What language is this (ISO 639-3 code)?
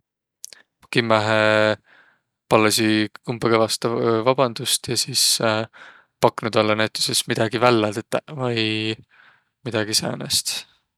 vro